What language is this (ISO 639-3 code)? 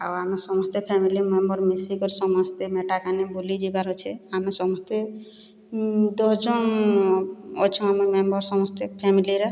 ori